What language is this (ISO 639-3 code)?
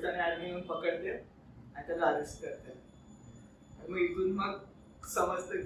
mar